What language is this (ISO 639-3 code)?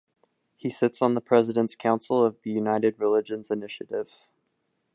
eng